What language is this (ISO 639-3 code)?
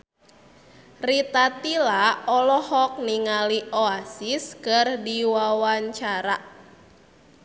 sun